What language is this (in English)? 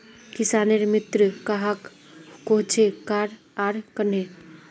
Magahi